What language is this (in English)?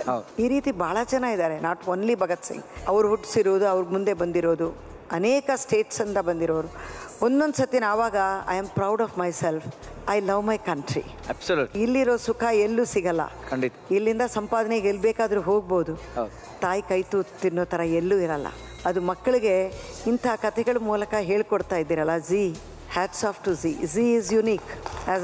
Kannada